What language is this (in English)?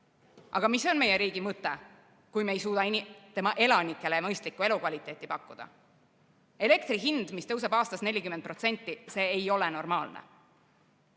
Estonian